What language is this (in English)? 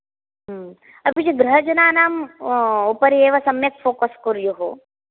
Sanskrit